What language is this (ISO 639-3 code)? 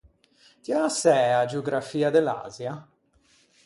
lij